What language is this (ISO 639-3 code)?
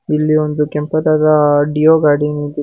kan